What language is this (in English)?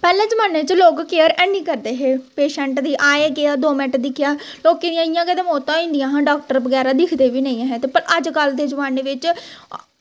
Dogri